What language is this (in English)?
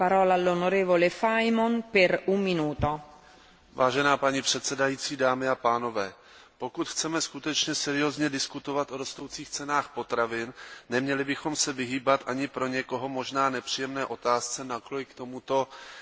Czech